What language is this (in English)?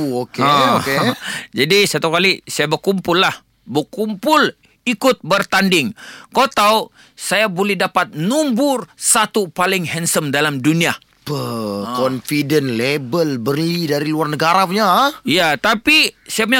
Malay